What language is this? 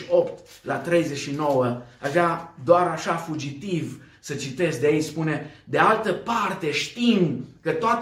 Romanian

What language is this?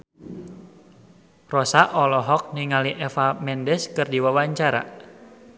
Sundanese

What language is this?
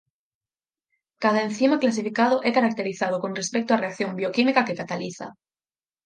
Galician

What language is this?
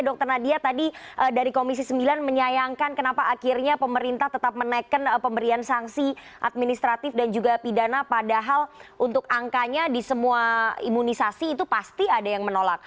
Indonesian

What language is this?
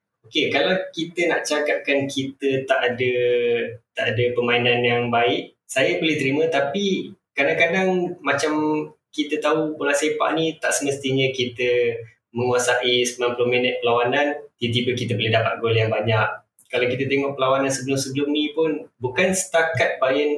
Malay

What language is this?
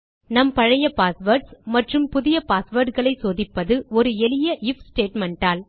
Tamil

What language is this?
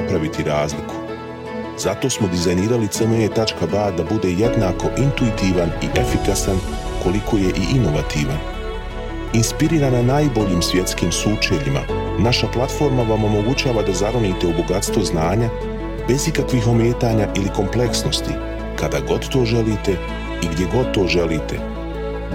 Croatian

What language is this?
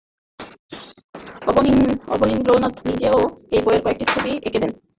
Bangla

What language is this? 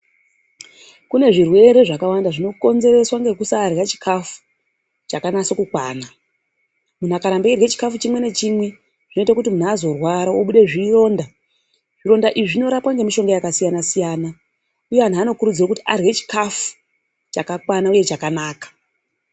Ndau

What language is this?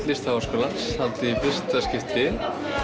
Icelandic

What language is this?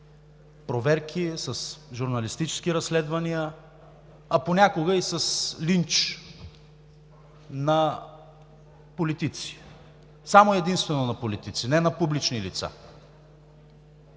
Bulgarian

